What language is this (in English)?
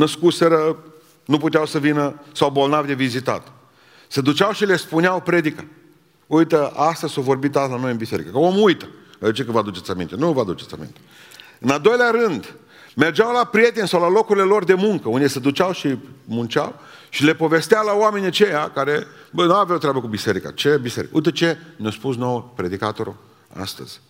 Romanian